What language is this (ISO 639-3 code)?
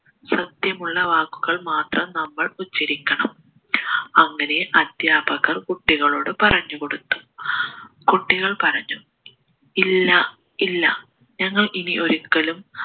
mal